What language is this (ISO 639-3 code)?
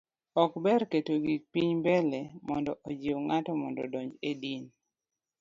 luo